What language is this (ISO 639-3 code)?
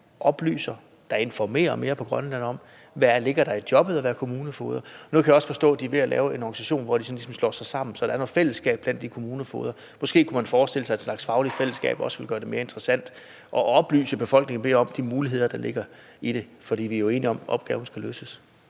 dan